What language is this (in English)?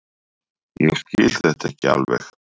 Icelandic